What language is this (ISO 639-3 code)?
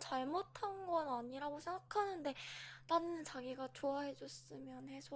kor